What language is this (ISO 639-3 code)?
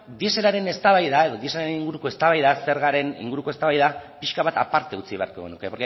eus